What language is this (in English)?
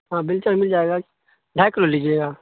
Urdu